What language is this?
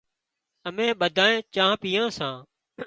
Wadiyara Koli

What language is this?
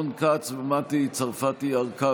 Hebrew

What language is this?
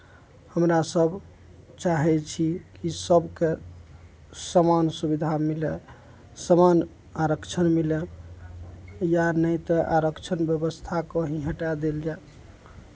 Maithili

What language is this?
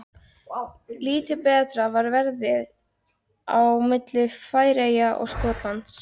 Icelandic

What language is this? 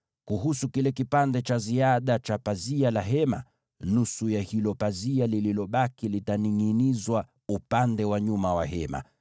Swahili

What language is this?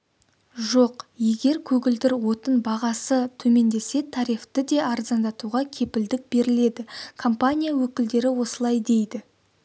Kazakh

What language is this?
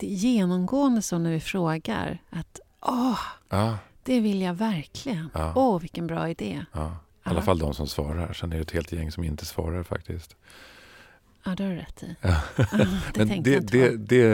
Swedish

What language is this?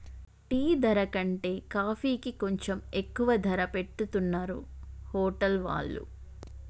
Telugu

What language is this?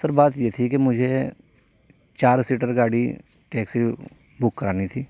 Urdu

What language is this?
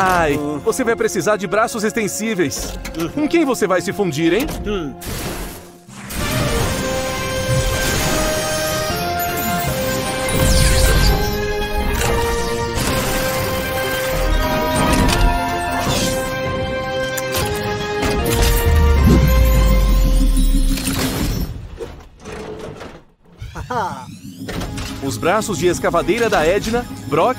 Portuguese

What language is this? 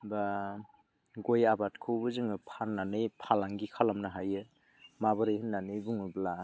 Bodo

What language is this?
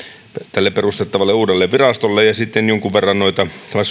Finnish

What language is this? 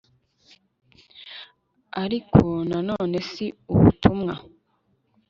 Kinyarwanda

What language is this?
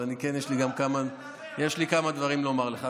Hebrew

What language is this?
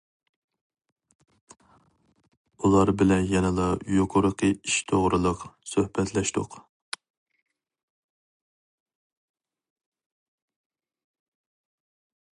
Uyghur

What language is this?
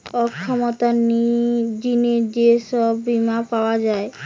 Bangla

